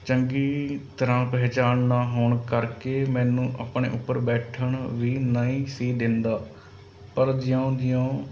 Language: Punjabi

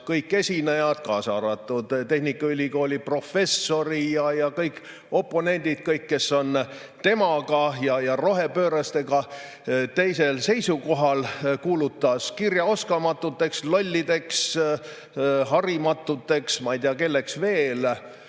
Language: Estonian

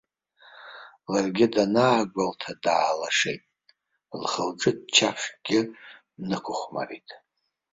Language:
Abkhazian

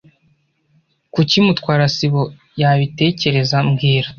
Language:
Kinyarwanda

